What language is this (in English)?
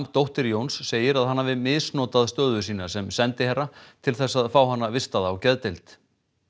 Icelandic